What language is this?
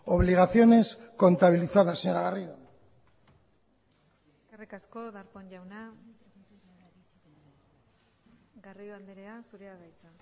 Basque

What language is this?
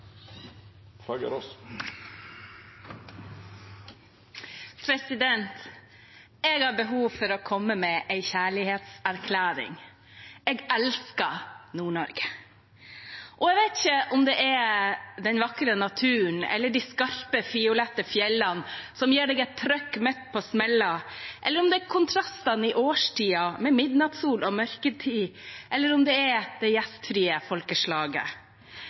Norwegian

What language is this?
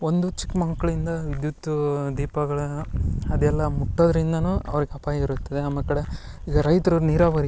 Kannada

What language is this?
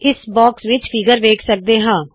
Punjabi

